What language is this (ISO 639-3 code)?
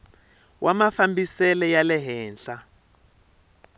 tso